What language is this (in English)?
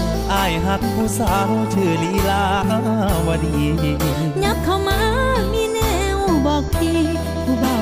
Thai